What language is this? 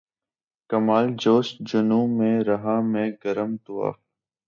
Urdu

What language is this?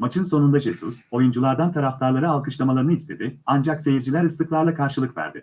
Turkish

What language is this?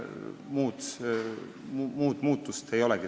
Estonian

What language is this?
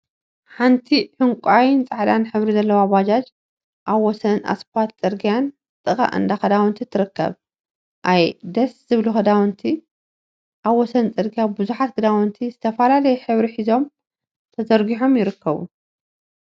Tigrinya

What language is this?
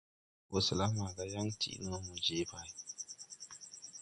Tupuri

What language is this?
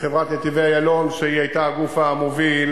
Hebrew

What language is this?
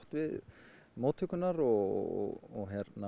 Icelandic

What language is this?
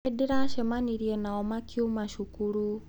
Kikuyu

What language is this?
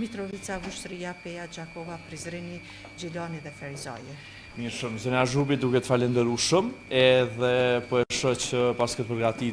Romanian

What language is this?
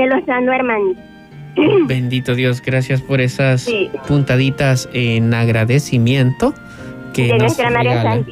Spanish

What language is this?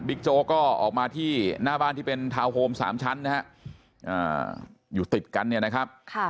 Thai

